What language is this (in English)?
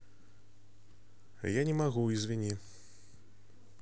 Russian